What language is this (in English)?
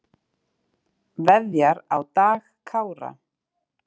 Icelandic